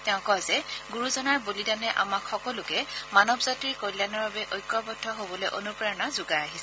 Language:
Assamese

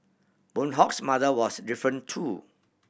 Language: English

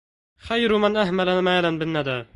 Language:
Arabic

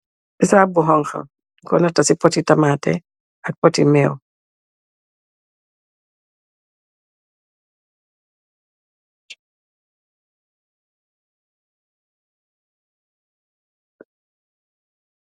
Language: Wolof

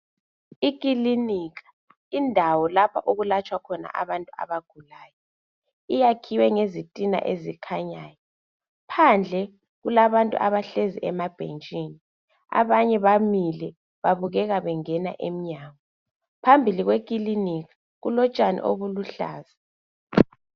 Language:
North Ndebele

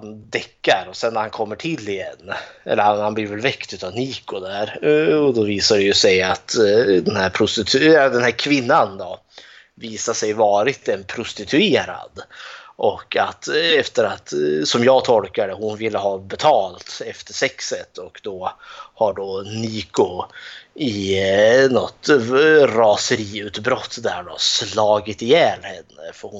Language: Swedish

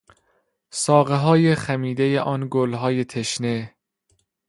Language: Persian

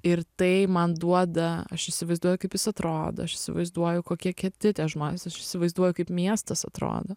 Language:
Lithuanian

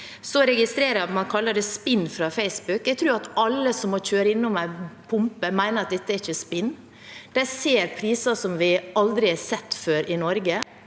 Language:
Norwegian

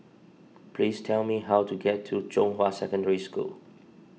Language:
English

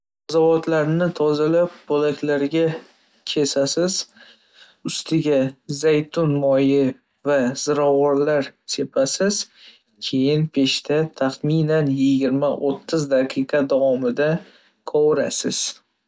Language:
Uzbek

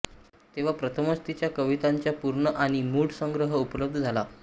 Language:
Marathi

